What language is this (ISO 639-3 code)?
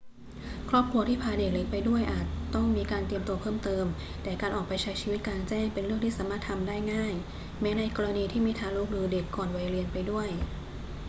tha